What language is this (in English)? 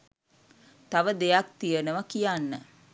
Sinhala